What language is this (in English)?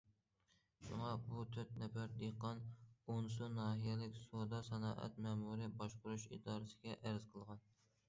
Uyghur